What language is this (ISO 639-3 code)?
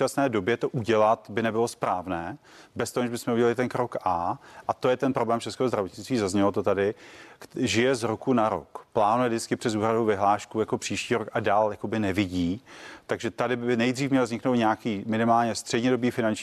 ces